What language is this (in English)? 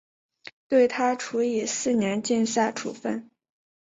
Chinese